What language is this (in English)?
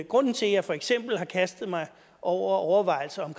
Danish